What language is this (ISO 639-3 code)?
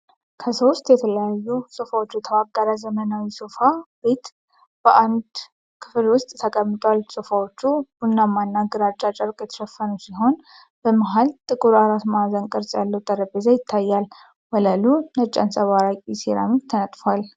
amh